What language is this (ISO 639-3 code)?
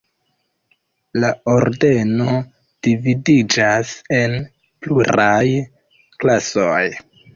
epo